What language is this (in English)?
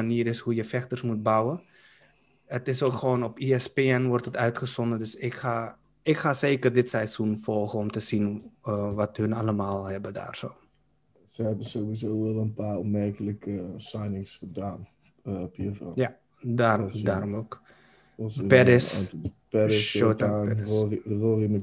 Dutch